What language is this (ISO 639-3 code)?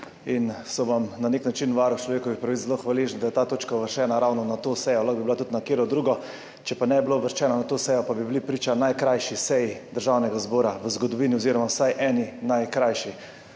slv